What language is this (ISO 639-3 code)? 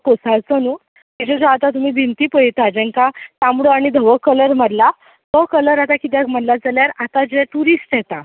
kok